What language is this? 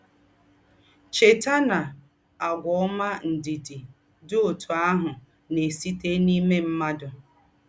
Igbo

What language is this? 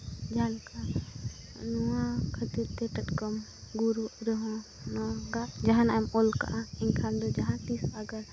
Santali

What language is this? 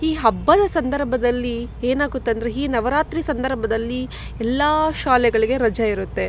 Kannada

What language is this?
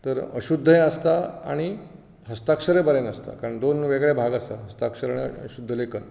Konkani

